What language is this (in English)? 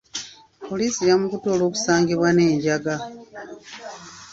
Ganda